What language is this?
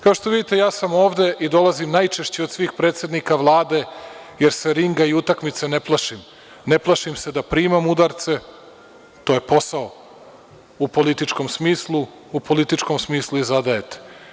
Serbian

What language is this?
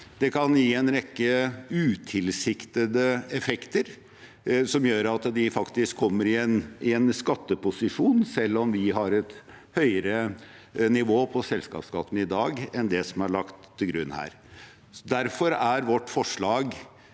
Norwegian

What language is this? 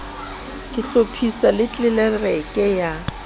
Southern Sotho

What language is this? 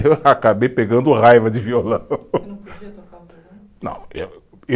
Portuguese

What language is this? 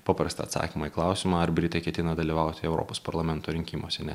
Lithuanian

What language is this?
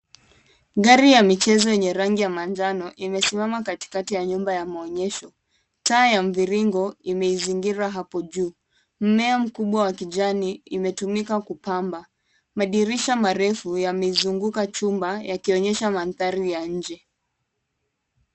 Swahili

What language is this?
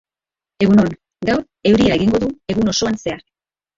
Basque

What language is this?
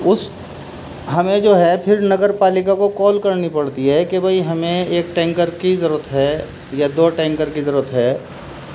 Urdu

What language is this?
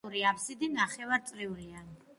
Georgian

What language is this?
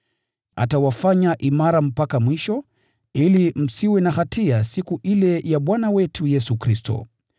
Swahili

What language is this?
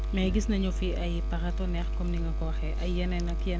Wolof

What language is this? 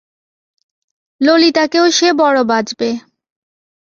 Bangla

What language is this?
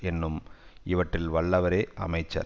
Tamil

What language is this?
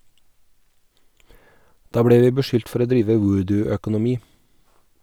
Norwegian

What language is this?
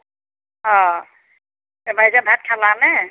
Assamese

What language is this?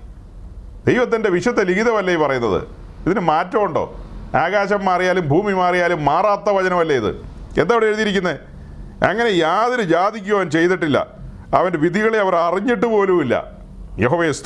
Malayalam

